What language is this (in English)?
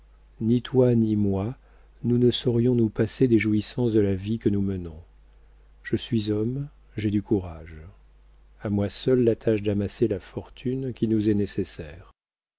French